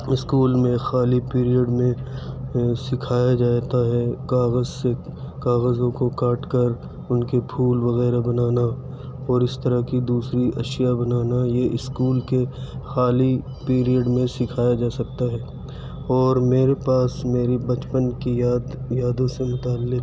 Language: Urdu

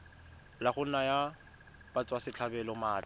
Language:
Tswana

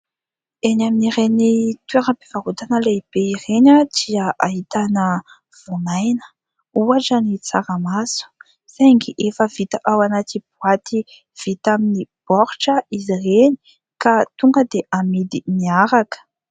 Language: Malagasy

